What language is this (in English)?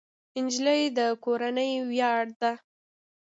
Pashto